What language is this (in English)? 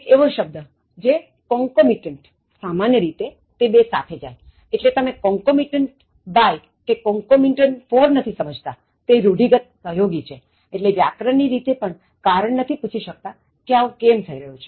Gujarati